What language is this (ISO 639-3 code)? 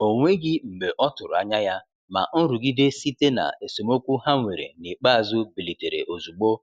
ibo